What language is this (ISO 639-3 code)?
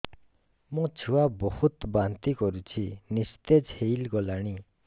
ori